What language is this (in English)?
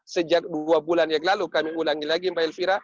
Indonesian